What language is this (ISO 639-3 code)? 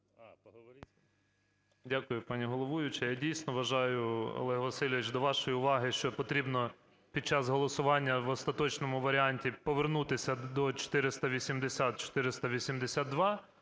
ukr